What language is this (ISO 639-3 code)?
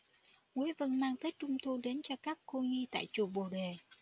vie